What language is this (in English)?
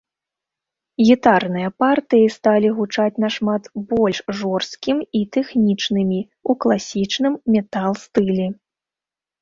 Belarusian